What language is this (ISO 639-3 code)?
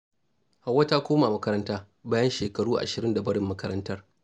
hau